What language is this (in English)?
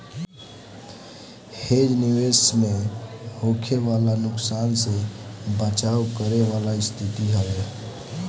Bhojpuri